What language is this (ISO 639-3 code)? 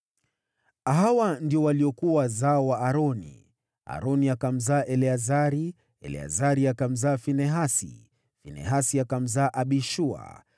swa